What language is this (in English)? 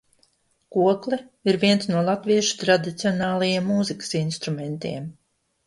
Latvian